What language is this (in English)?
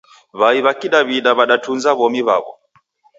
Taita